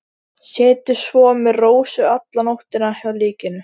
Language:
Icelandic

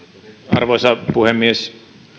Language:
Finnish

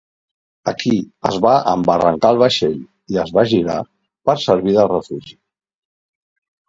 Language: Catalan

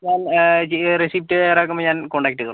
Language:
Malayalam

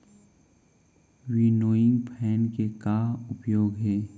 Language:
Chhattisgarhi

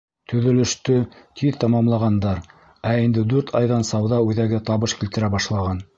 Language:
Bashkir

